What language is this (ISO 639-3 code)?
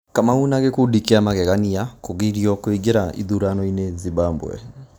kik